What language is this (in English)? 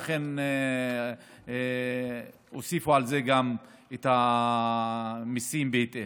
Hebrew